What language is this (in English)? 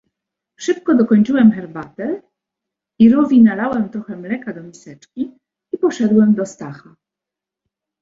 Polish